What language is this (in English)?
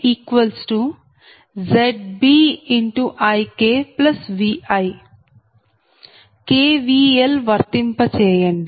Telugu